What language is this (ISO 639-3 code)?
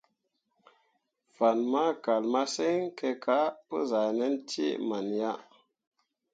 mua